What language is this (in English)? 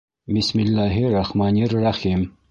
Bashkir